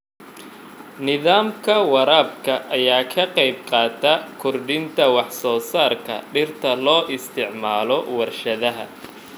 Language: Somali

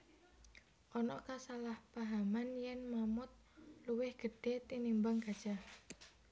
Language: Javanese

